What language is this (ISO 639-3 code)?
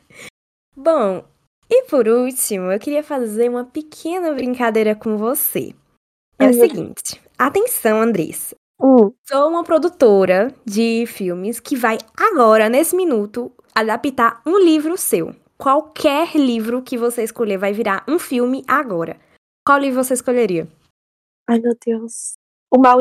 por